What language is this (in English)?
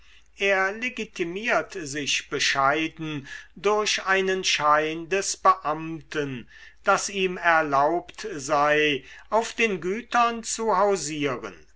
German